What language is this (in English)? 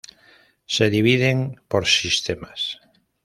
Spanish